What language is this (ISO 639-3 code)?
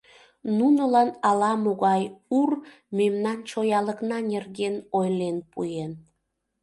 chm